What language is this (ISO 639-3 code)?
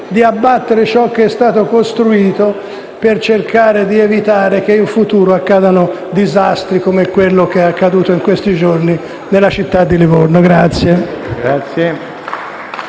ita